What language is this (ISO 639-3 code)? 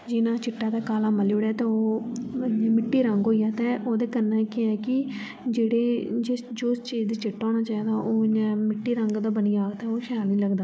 doi